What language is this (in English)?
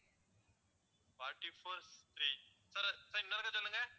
Tamil